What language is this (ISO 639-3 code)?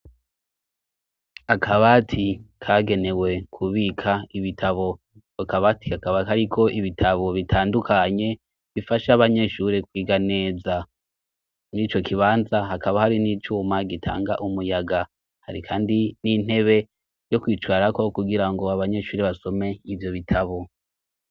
run